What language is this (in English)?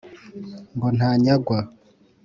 Kinyarwanda